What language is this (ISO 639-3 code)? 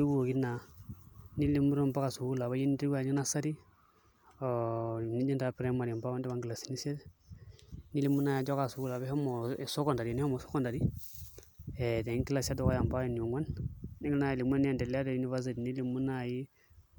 mas